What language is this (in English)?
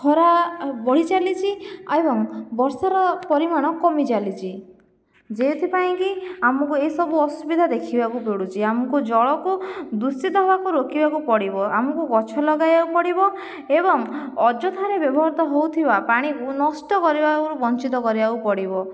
Odia